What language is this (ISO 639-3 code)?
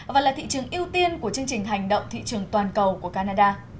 vie